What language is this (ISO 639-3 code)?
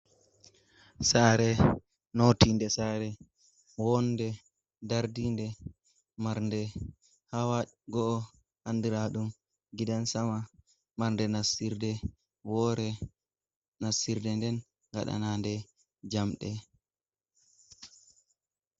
ful